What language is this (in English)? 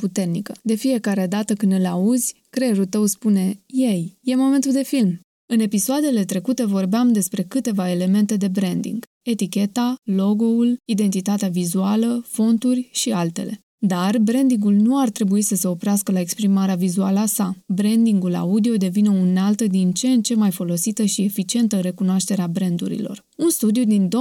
Romanian